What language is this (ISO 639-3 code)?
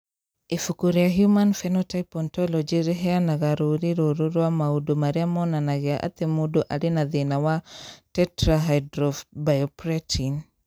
kik